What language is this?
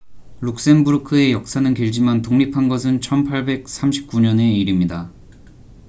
Korean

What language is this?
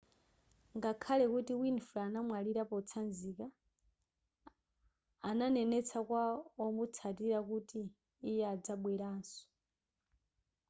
Nyanja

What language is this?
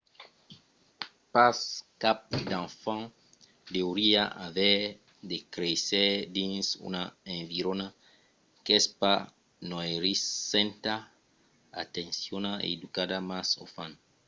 Occitan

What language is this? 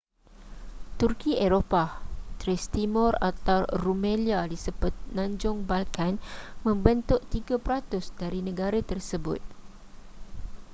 Malay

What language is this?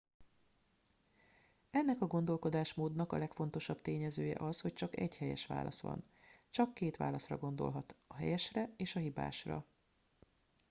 Hungarian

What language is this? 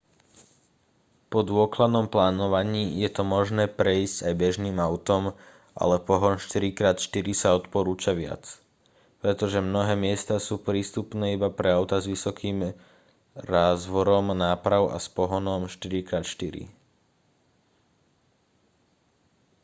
Slovak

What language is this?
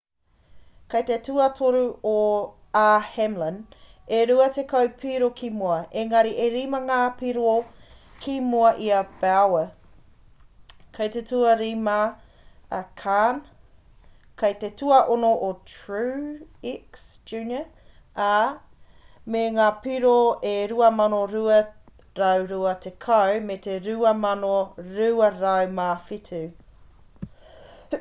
Māori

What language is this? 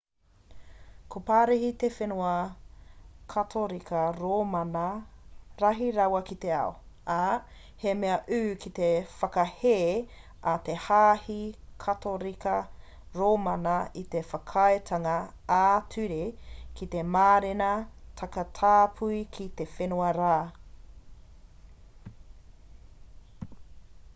Māori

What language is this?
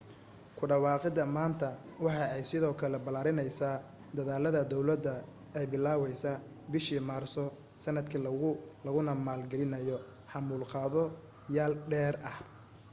Somali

